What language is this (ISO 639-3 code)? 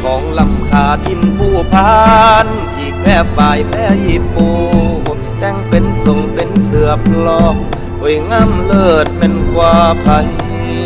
tha